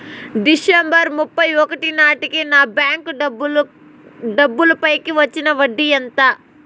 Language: Telugu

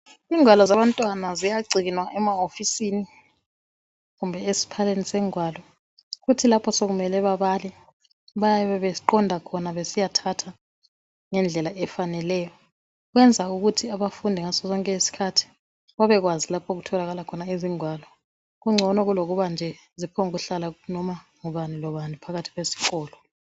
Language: North Ndebele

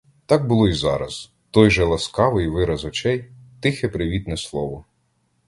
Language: Ukrainian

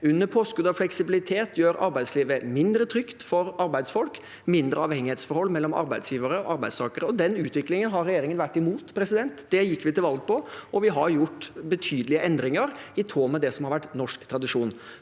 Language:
Norwegian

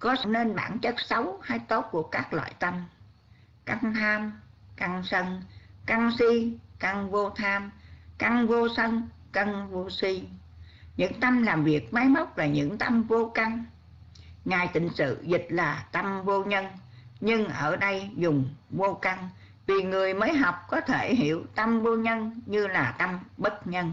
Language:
Vietnamese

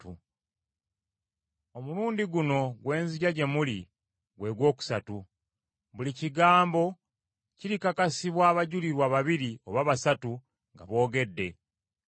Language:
Ganda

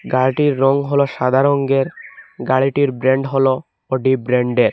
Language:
Bangla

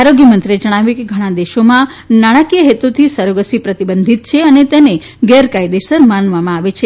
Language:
Gujarati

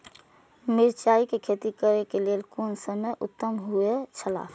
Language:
Maithili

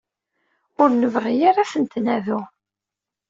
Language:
Kabyle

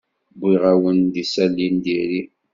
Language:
Kabyle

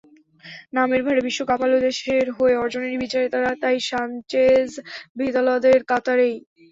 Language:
Bangla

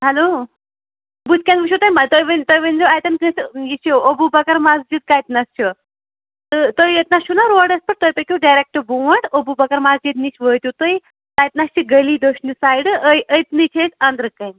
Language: Kashmiri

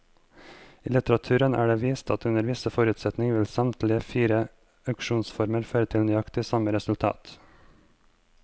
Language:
Norwegian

